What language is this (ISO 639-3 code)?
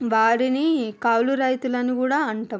tel